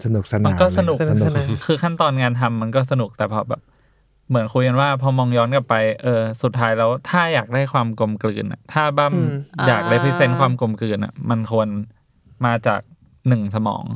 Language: Thai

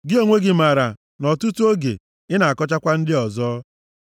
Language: Igbo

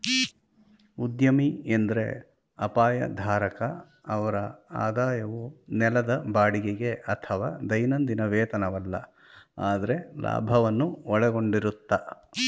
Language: Kannada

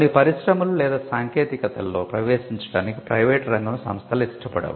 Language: Telugu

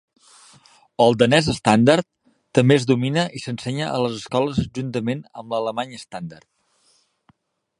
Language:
Catalan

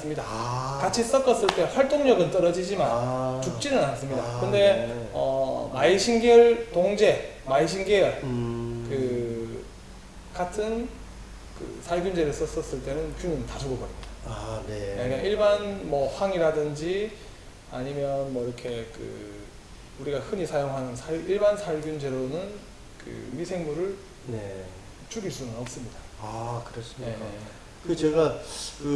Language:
Korean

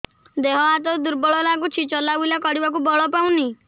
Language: Odia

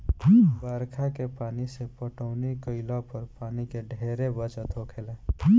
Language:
Bhojpuri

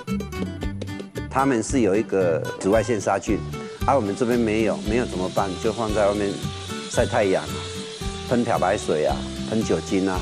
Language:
Chinese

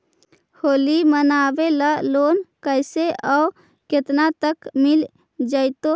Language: Magahi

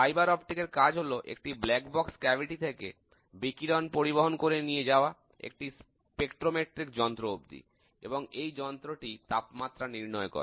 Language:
Bangla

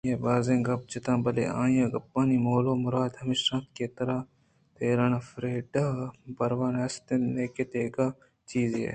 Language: Eastern Balochi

